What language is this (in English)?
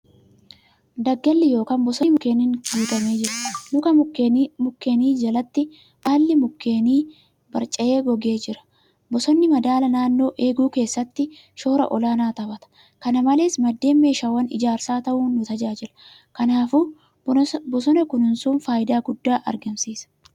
Oromo